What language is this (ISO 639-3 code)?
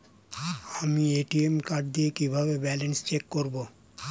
ben